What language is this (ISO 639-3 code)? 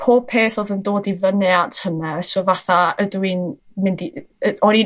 cym